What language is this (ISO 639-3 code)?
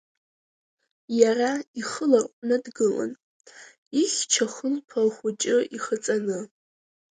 abk